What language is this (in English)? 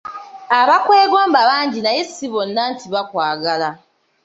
Ganda